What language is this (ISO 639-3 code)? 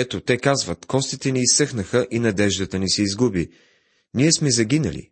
bul